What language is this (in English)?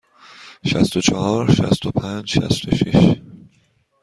Persian